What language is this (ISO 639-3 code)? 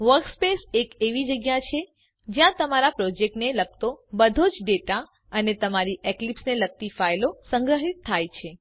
guj